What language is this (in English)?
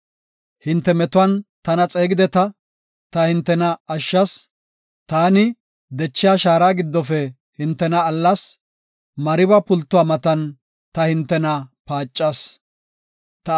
Gofa